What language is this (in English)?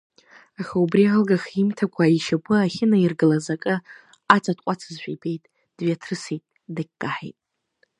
Abkhazian